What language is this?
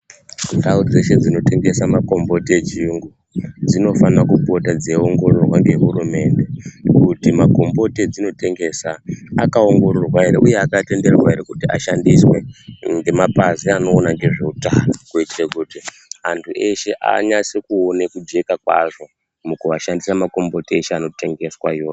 Ndau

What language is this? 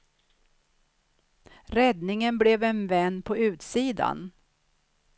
Swedish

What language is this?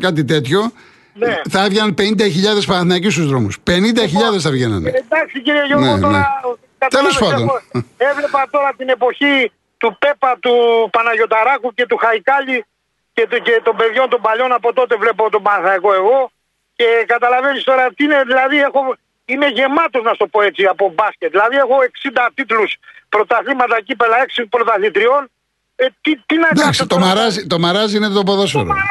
Greek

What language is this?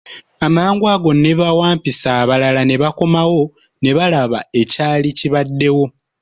Ganda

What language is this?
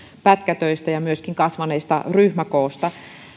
Finnish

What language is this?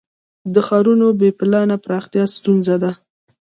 Pashto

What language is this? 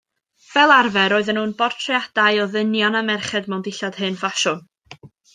Welsh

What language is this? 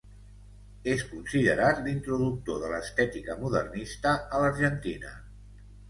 Catalan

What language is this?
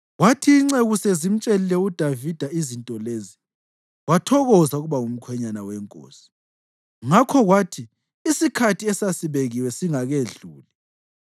North Ndebele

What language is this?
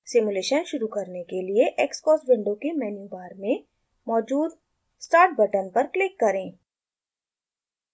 Hindi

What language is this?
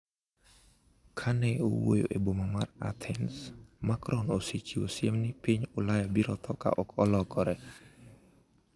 Luo (Kenya and Tanzania)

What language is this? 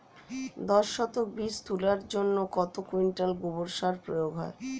Bangla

